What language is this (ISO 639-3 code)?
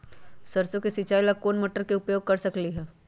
mag